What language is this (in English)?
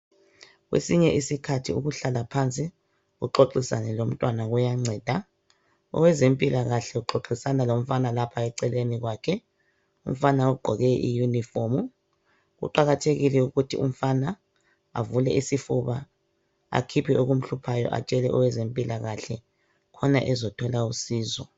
North Ndebele